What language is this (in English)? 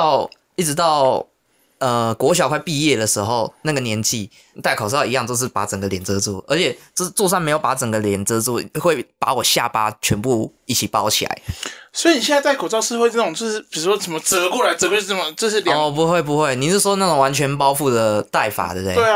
Chinese